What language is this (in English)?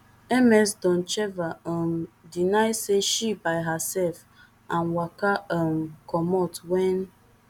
Nigerian Pidgin